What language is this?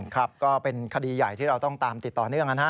Thai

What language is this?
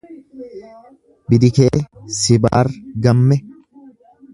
Oromo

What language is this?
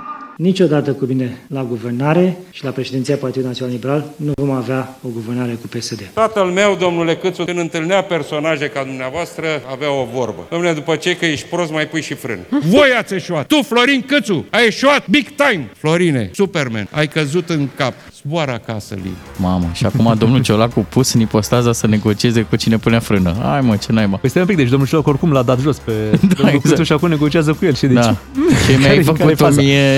Romanian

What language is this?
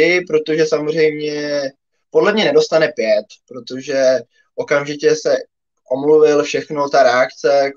Czech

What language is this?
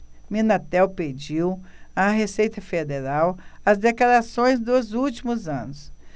Portuguese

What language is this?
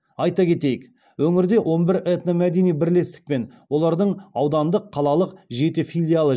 Kazakh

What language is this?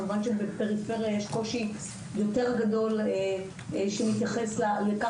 Hebrew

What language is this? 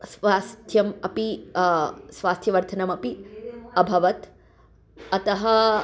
Sanskrit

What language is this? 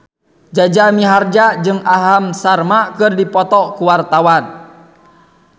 Sundanese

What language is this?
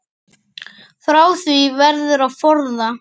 Icelandic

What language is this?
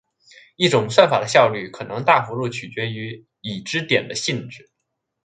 Chinese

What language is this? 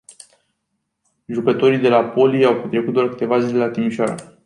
Romanian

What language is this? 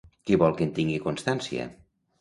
Catalan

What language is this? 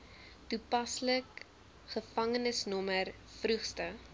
Afrikaans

